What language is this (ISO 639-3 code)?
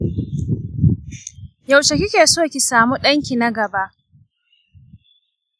hau